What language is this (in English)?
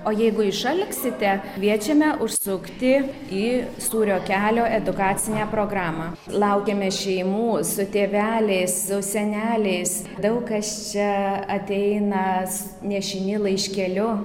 Lithuanian